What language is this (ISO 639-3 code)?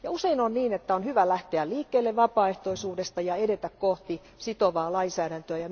fin